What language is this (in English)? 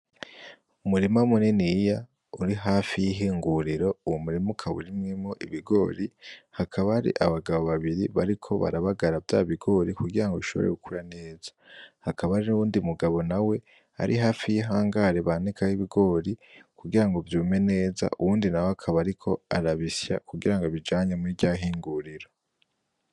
Rundi